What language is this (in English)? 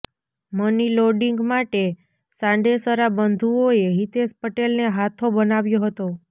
Gujarati